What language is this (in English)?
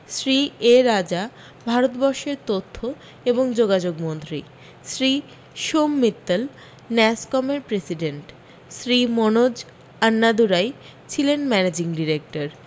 Bangla